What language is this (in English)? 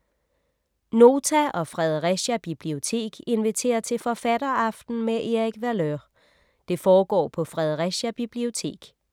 Danish